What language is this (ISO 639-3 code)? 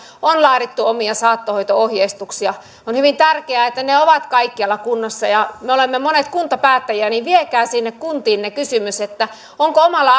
fin